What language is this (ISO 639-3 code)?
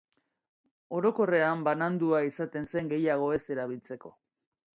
eus